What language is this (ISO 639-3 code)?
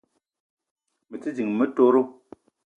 eto